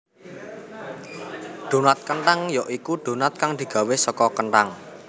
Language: Javanese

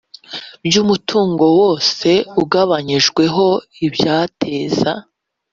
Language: Kinyarwanda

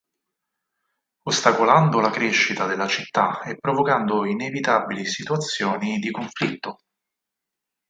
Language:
Italian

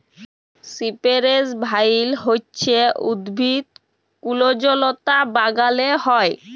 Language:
Bangla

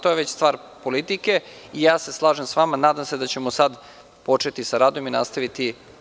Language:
Serbian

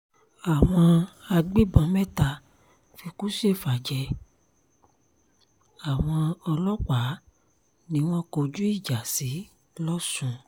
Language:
Yoruba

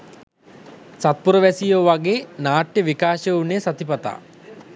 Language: Sinhala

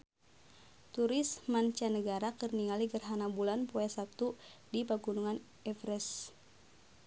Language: Sundanese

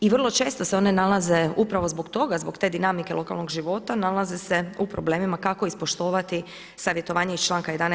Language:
Croatian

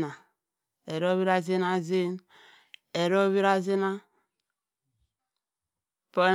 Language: Cross River Mbembe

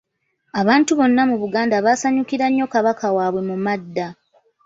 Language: Ganda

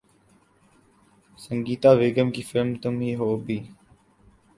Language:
Urdu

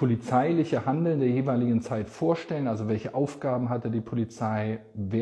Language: German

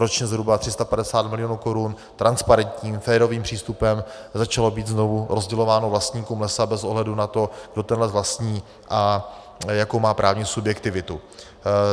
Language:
Czech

